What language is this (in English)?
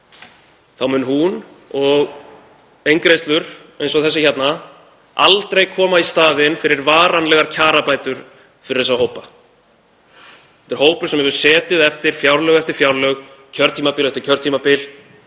Icelandic